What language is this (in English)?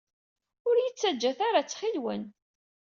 Kabyle